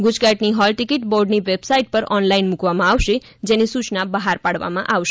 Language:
Gujarati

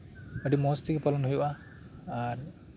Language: Santali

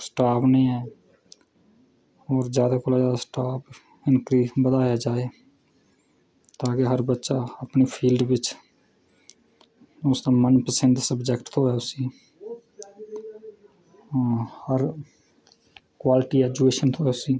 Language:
Dogri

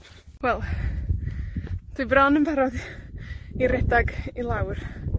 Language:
Welsh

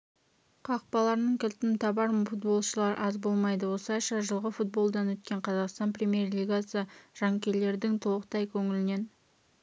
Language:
Kazakh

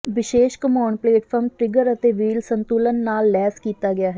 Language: Punjabi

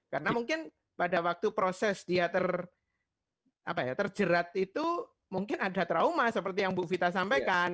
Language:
Indonesian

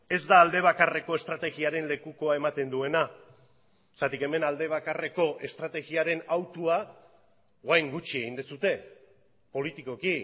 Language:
Basque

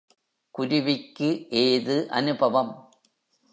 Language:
Tamil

